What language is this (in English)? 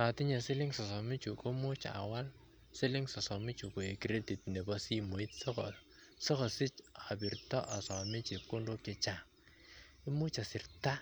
Kalenjin